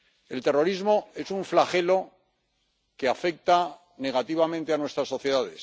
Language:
Spanish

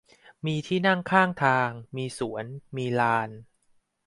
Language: Thai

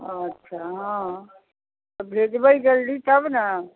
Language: Maithili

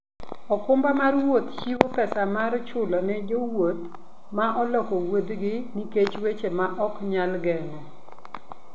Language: Luo (Kenya and Tanzania)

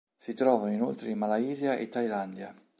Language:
Italian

